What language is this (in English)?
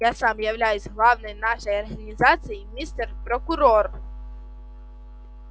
Russian